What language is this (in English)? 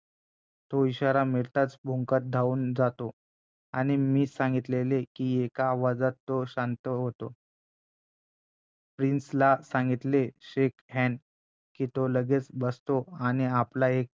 Marathi